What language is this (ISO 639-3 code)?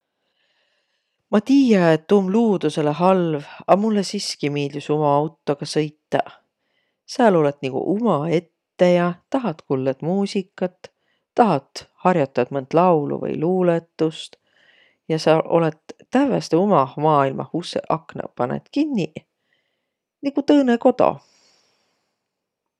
vro